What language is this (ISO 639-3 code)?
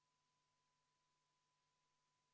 est